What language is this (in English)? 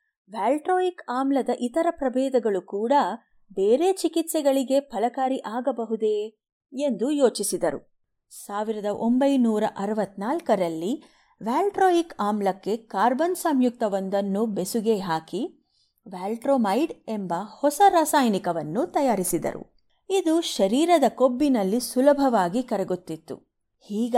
Kannada